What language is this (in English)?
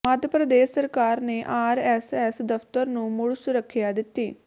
Punjabi